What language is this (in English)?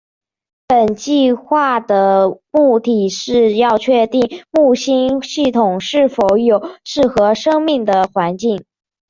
Chinese